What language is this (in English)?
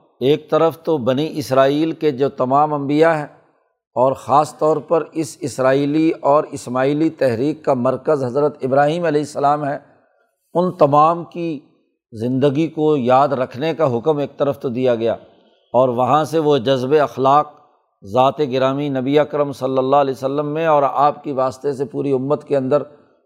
Urdu